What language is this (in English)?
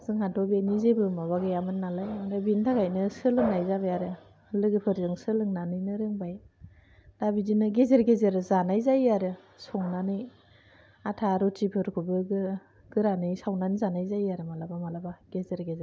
Bodo